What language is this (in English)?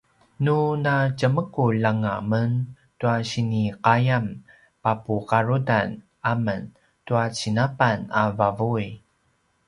Paiwan